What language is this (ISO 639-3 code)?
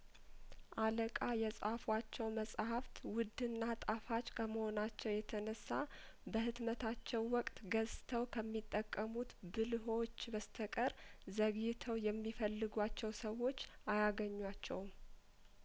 amh